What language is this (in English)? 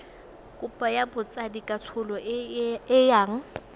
Tswana